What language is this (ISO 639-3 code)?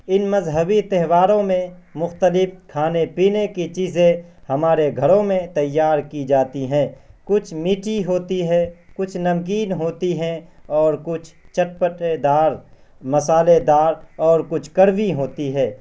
urd